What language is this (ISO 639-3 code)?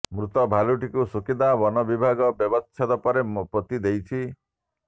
ori